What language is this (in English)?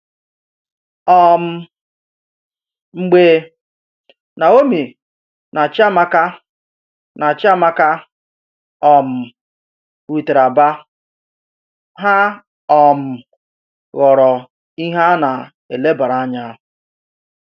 Igbo